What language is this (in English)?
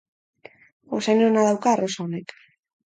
Basque